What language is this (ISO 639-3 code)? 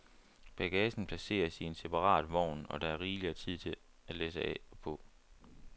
dan